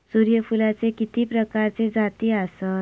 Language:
Marathi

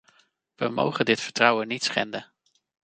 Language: Dutch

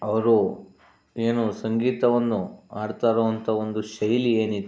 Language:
Kannada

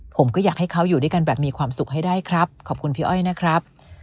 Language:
Thai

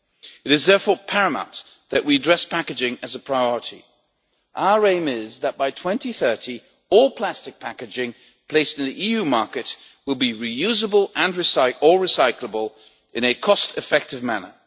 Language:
English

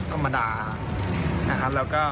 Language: Thai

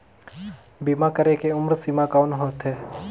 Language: Chhattisgarhi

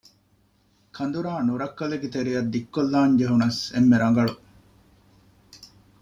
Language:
Divehi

